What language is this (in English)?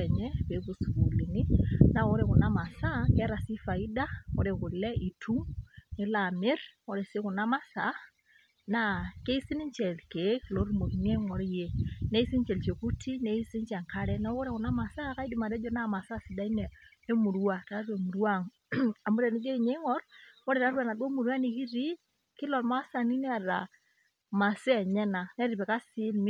Masai